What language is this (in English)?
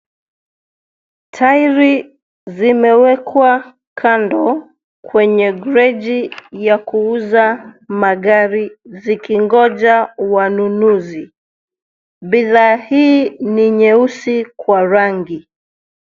Swahili